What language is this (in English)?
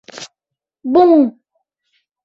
Mari